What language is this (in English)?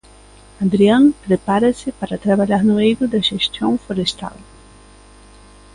Galician